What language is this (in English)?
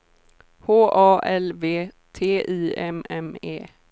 Swedish